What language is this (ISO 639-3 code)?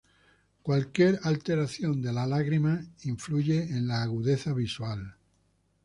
spa